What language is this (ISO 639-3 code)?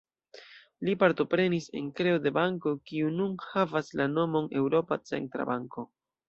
epo